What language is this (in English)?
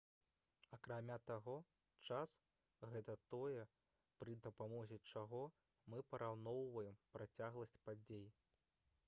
Belarusian